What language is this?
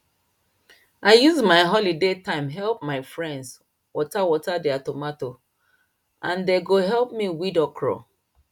Nigerian Pidgin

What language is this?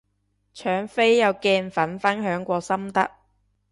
Cantonese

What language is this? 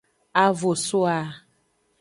Aja (Benin)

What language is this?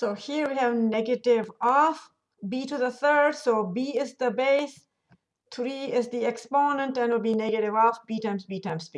English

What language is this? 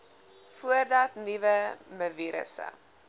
Afrikaans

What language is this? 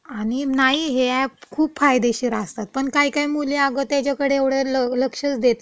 Marathi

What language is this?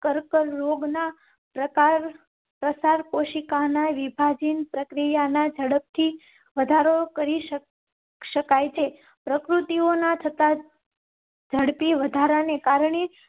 Gujarati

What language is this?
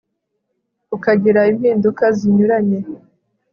Kinyarwanda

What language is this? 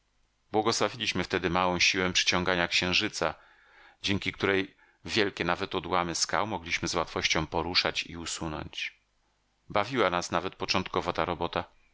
Polish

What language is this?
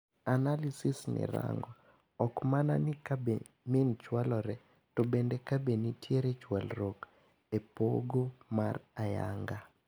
Luo (Kenya and Tanzania)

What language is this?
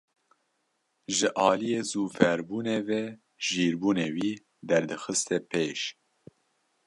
Kurdish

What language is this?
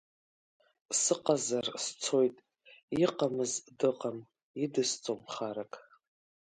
Abkhazian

